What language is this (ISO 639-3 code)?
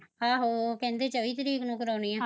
pan